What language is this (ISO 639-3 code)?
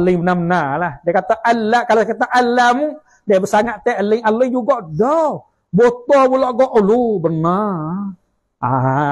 msa